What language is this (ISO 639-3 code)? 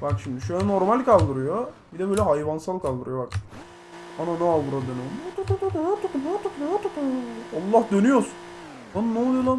tur